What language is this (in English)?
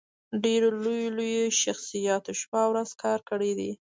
Pashto